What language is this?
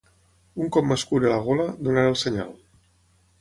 Catalan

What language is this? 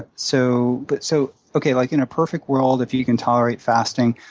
English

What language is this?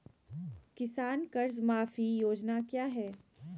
Magahi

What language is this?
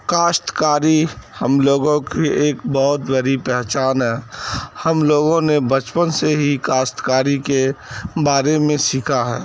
Urdu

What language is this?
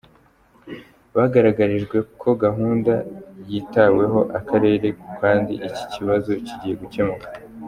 Kinyarwanda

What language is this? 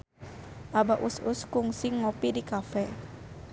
Sundanese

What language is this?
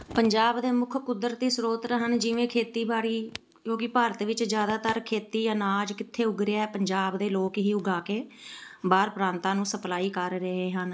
Punjabi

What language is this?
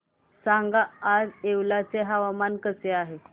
Marathi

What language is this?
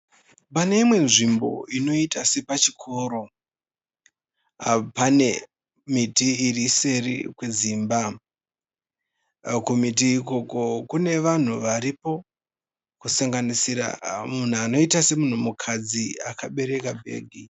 Shona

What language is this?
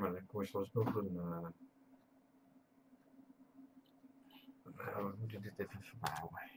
Dutch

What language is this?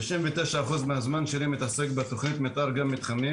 Hebrew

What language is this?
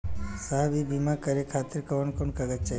Bhojpuri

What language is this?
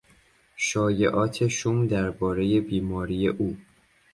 Persian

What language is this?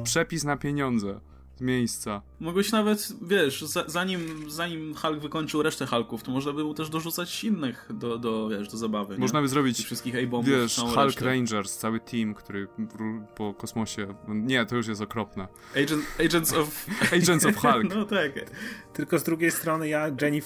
Polish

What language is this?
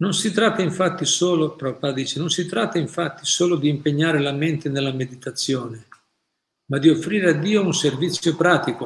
Italian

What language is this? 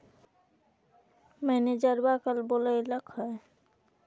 Magahi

